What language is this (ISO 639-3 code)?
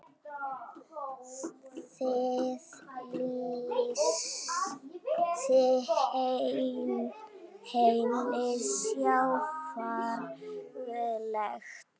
isl